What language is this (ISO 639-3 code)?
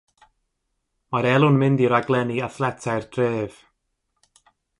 cym